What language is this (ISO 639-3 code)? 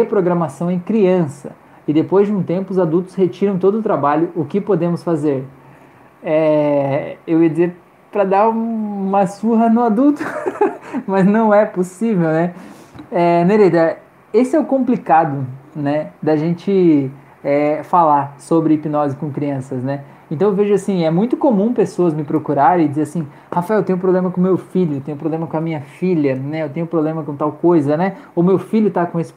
por